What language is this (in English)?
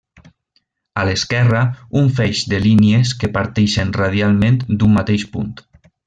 Catalan